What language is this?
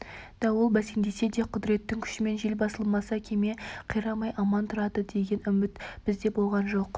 Kazakh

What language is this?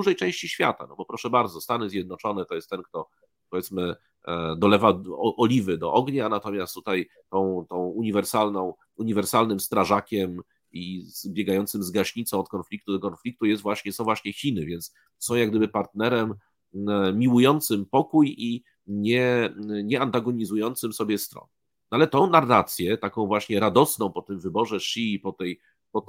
Polish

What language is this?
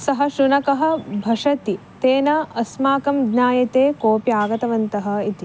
Sanskrit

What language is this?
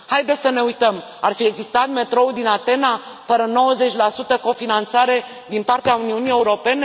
Romanian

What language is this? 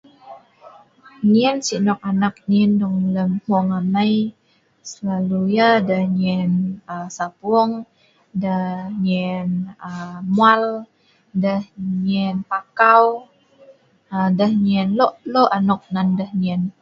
Sa'ban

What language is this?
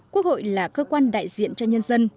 Vietnamese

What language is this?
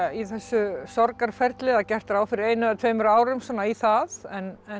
Icelandic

